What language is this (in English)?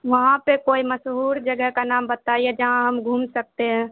Urdu